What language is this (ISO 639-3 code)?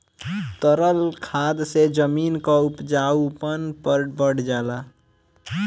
bho